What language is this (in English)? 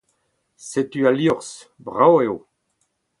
Breton